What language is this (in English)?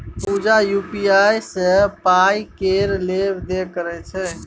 Maithili